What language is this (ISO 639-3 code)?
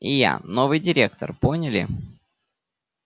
rus